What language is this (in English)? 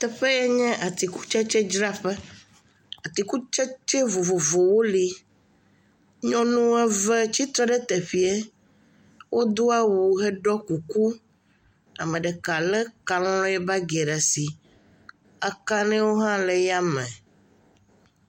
Ewe